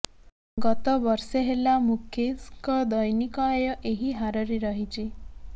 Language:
Odia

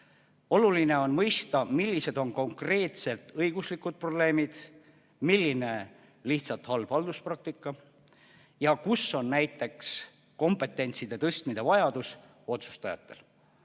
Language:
Estonian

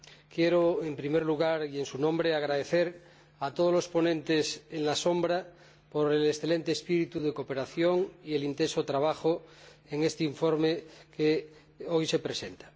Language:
Spanish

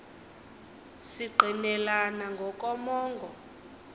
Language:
Xhosa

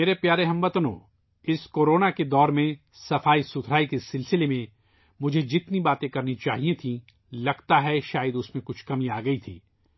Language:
Urdu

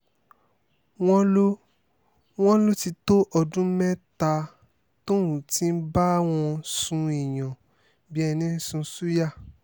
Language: Yoruba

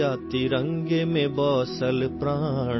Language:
Urdu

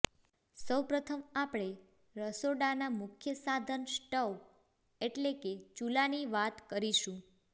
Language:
Gujarati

